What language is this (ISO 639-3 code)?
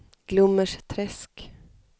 swe